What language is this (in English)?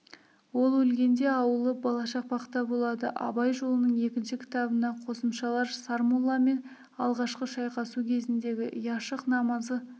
Kazakh